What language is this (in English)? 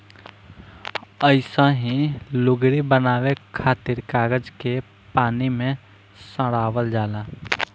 Bhojpuri